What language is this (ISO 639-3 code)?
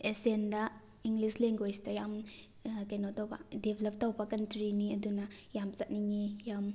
mni